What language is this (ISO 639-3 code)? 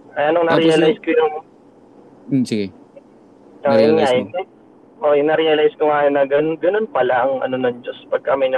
fil